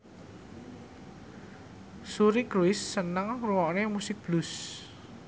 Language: Javanese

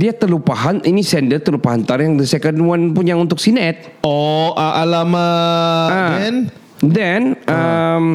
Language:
Malay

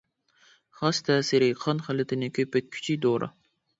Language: Uyghur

